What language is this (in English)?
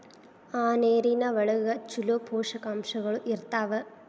Kannada